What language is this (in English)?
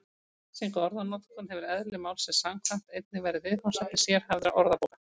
Icelandic